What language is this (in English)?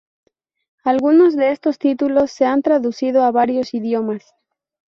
Spanish